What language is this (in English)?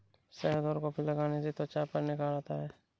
Hindi